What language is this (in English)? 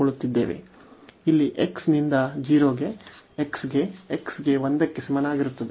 Kannada